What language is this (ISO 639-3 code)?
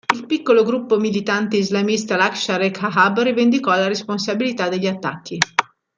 ita